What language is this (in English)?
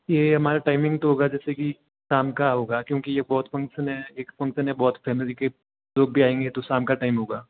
Hindi